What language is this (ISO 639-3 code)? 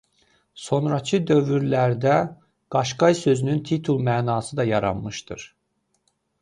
aze